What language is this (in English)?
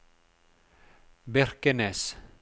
Norwegian